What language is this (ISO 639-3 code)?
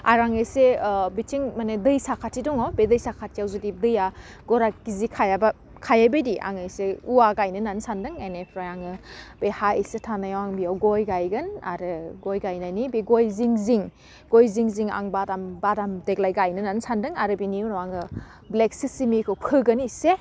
brx